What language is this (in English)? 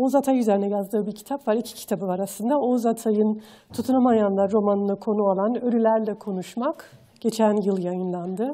Turkish